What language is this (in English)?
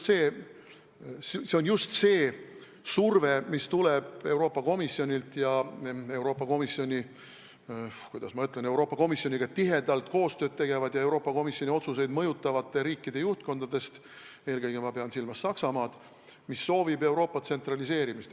Estonian